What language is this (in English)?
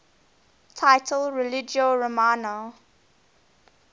English